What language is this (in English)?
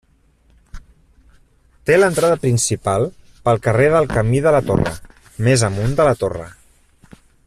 Catalan